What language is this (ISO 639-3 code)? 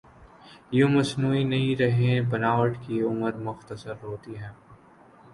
urd